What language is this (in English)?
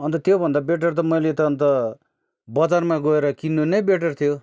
Nepali